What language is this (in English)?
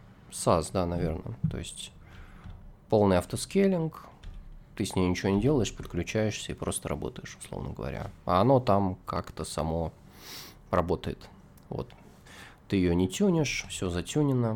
Russian